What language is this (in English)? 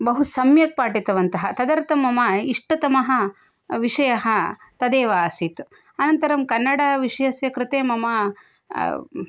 Sanskrit